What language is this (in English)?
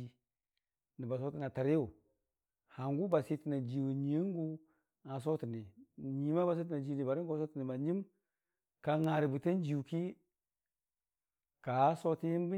Dijim-Bwilim